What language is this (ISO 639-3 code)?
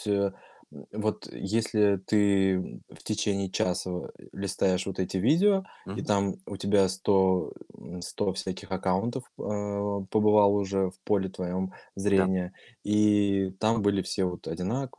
rus